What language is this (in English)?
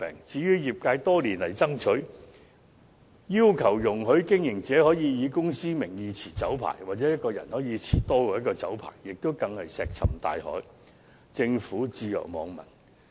Cantonese